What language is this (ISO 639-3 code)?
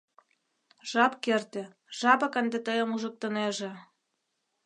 chm